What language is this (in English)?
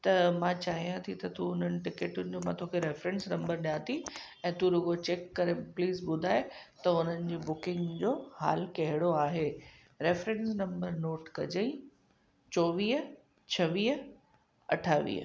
Sindhi